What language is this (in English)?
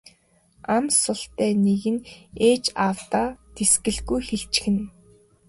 Mongolian